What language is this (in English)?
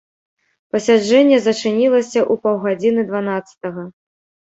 Belarusian